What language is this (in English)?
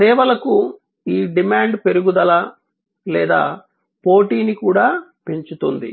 Telugu